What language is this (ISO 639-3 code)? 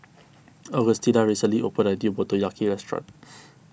eng